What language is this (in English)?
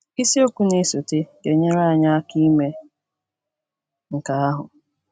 Igbo